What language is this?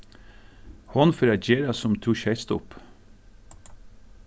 Faroese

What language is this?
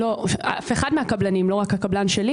Hebrew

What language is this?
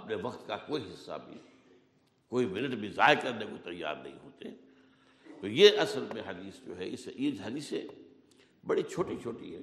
Urdu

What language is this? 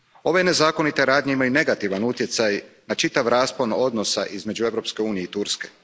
Croatian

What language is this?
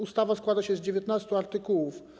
Polish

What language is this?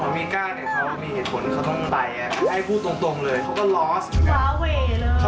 Thai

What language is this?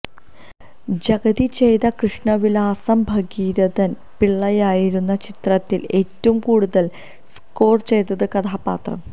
Malayalam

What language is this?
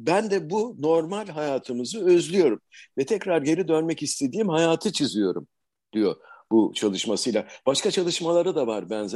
Turkish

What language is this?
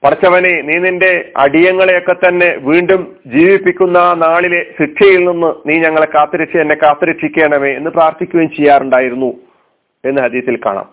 Malayalam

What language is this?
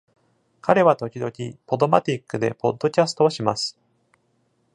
Japanese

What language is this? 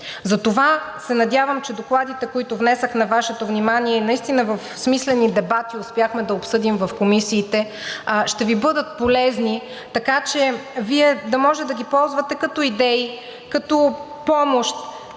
Bulgarian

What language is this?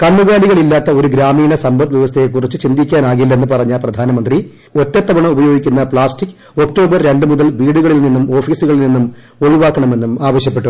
Malayalam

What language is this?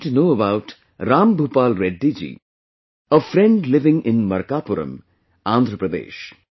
English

